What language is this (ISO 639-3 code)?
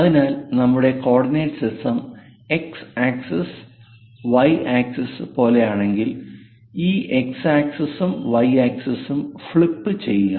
mal